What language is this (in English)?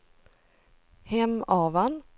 Swedish